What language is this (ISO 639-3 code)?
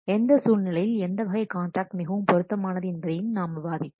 tam